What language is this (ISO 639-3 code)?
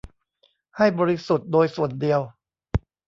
tha